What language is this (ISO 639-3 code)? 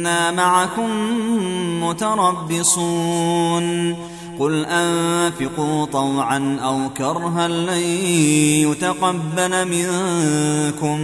ara